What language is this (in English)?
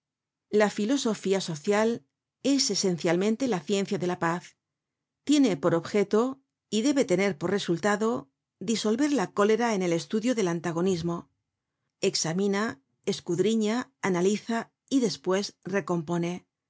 Spanish